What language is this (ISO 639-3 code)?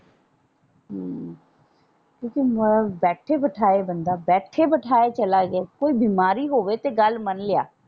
pan